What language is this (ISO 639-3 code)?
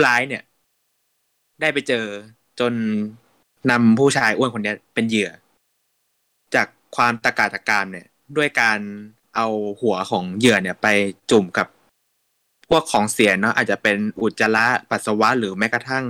tha